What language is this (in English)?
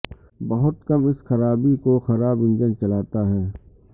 Urdu